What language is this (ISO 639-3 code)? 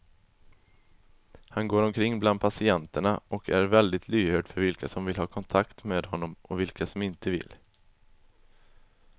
swe